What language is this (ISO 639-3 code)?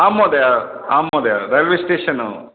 san